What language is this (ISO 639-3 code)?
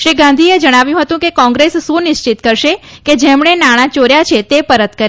guj